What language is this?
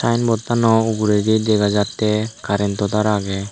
Chakma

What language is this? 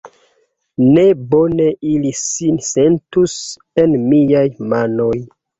Esperanto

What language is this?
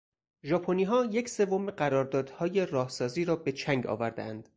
Persian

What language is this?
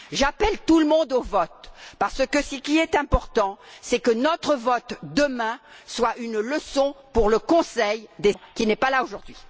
French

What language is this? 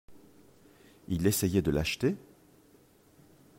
French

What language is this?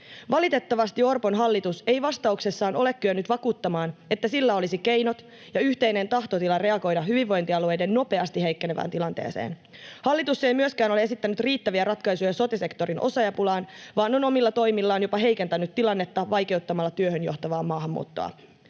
Finnish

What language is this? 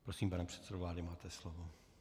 Czech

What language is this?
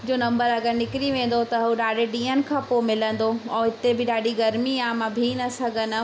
Sindhi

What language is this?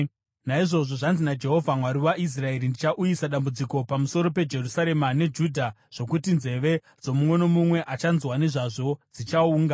Shona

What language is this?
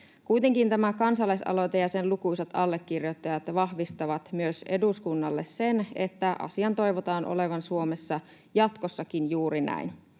Finnish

